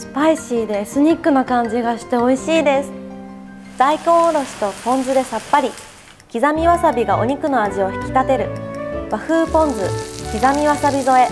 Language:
Japanese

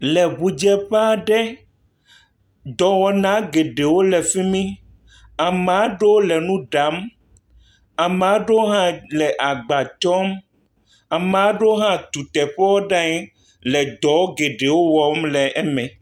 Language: Ewe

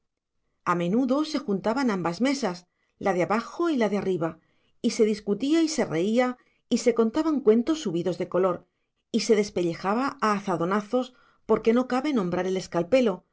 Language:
Spanish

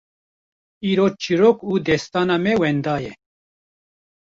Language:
Kurdish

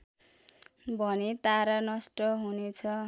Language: Nepali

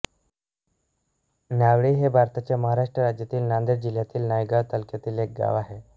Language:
Marathi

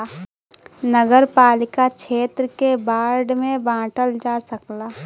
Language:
Bhojpuri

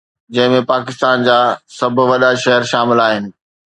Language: Sindhi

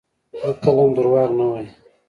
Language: Pashto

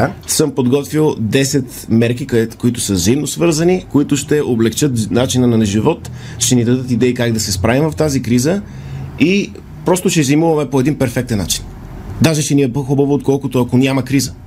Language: Bulgarian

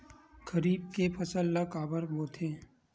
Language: Chhattisgarhi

